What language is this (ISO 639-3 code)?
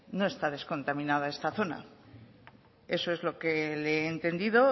spa